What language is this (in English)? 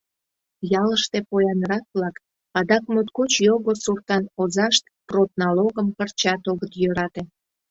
Mari